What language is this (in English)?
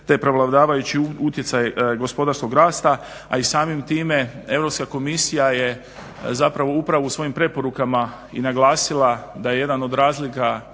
Croatian